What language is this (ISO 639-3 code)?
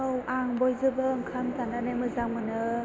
brx